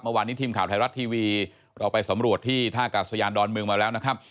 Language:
Thai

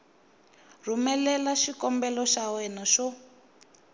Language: Tsonga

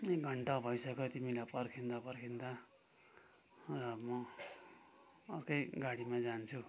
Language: Nepali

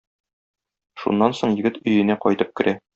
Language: Tatar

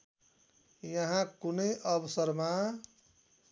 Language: Nepali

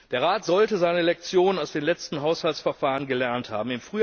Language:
German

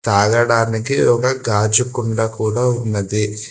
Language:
Telugu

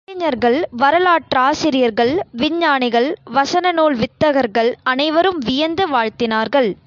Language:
Tamil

